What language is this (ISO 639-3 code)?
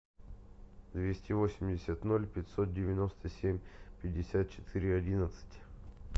rus